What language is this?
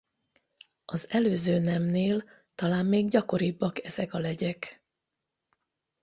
Hungarian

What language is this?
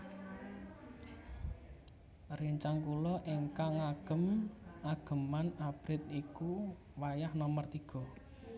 Javanese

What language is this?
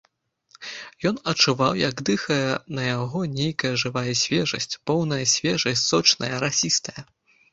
Belarusian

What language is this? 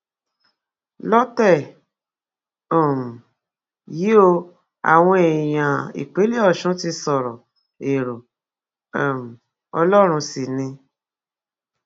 Yoruba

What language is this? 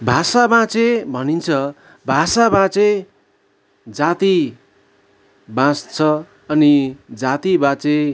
Nepali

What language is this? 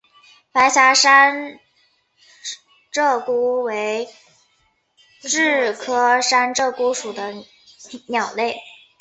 Chinese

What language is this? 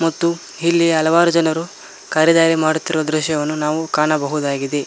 Kannada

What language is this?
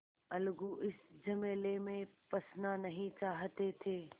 Hindi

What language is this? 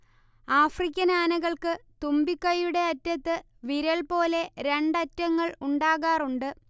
Malayalam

